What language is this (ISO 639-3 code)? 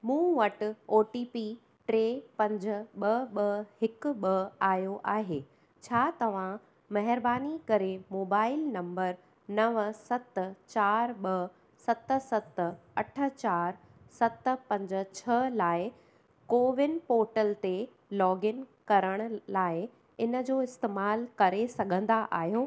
snd